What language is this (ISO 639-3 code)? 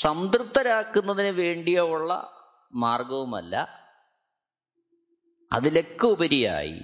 mal